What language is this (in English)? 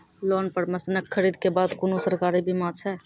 Maithili